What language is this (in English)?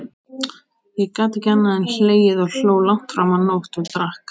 Icelandic